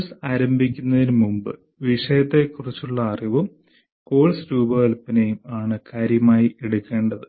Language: Malayalam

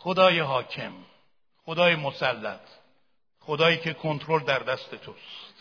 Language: Persian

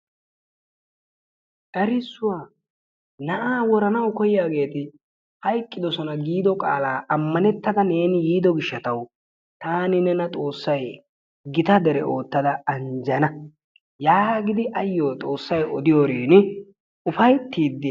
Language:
Wolaytta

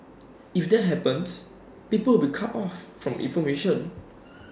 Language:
English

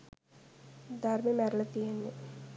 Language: Sinhala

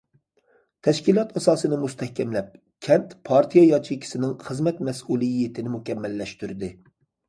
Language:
Uyghur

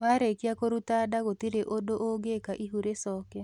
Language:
Kikuyu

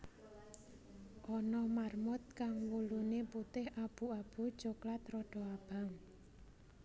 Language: Javanese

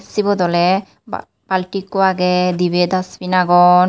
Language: Chakma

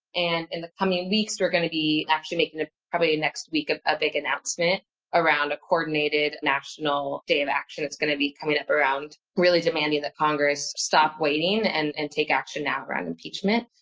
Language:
English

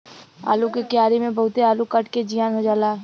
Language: Bhojpuri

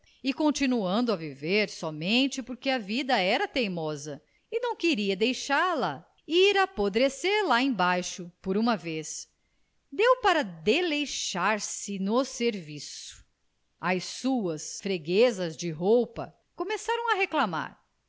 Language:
Portuguese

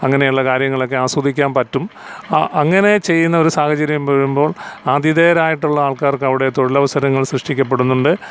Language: Malayalam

